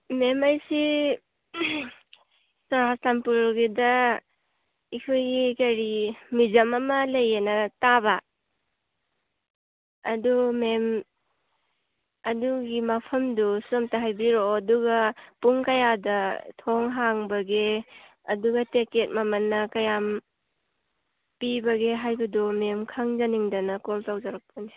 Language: Manipuri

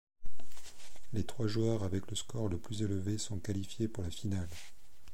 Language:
French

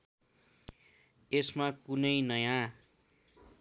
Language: Nepali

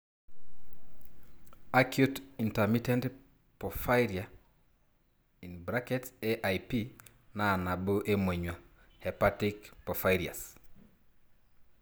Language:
Masai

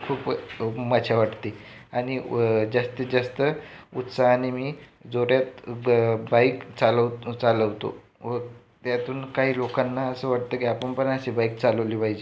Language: Marathi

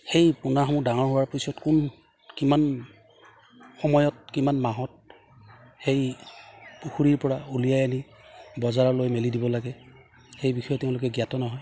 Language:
Assamese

